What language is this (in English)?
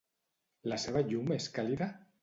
Catalan